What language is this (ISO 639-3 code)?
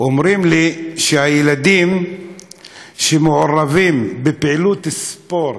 heb